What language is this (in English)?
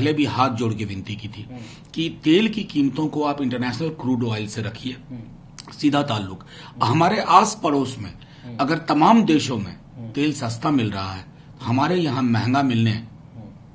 Hindi